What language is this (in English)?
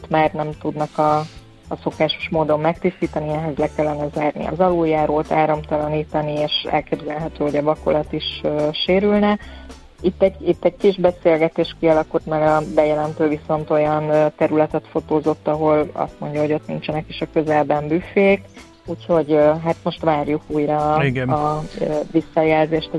Hungarian